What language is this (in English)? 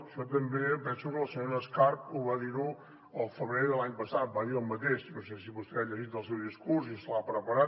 Catalan